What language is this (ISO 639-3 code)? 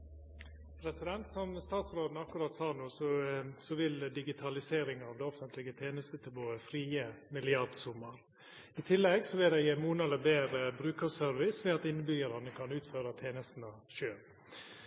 nno